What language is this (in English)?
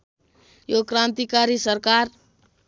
Nepali